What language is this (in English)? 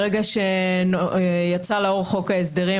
Hebrew